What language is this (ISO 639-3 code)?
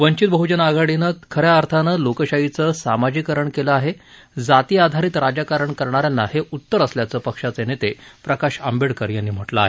mar